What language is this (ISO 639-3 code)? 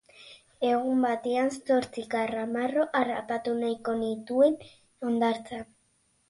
eus